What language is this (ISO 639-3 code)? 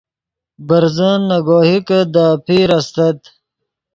ydg